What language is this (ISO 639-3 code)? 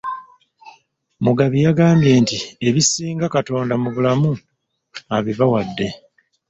lug